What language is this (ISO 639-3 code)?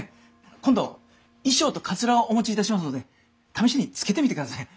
jpn